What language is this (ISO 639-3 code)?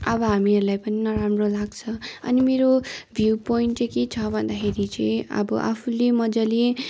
nep